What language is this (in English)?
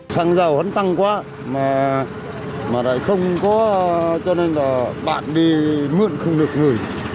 Vietnamese